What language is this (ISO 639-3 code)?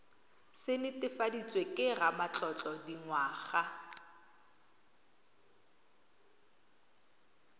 tsn